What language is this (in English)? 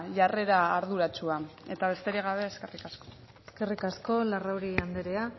Basque